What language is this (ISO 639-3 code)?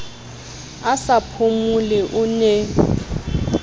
sot